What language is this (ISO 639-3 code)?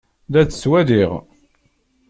kab